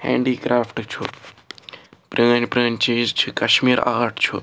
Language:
Kashmiri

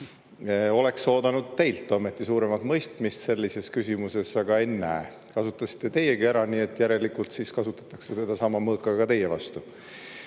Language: Estonian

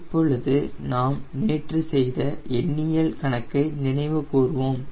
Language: Tamil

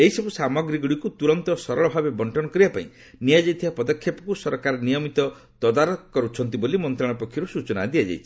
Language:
Odia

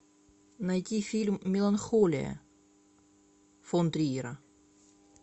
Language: Russian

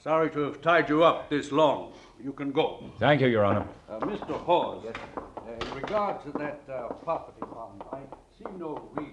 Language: English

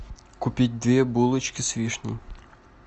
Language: Russian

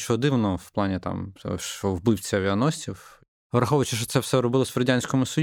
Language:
Ukrainian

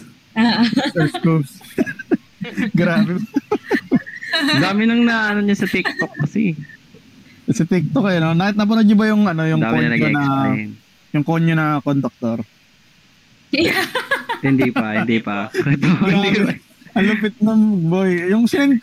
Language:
Filipino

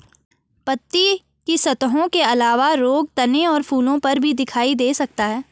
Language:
Hindi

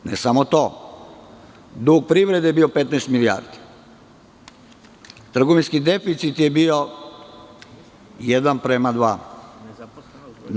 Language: Serbian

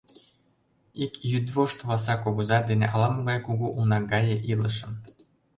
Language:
Mari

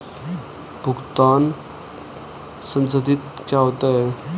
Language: Hindi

